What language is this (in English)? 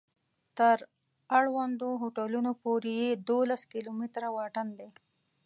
Pashto